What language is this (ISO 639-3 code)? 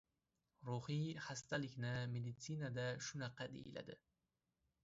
uzb